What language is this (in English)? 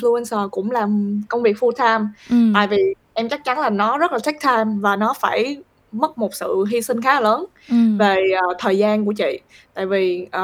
Vietnamese